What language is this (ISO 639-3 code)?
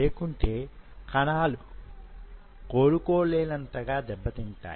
tel